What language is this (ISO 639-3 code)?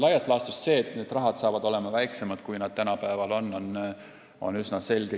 est